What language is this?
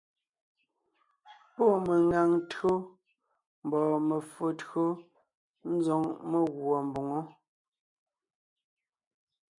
Ngiemboon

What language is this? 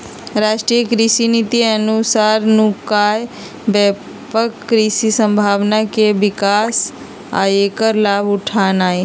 Magahi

